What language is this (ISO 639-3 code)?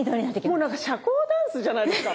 jpn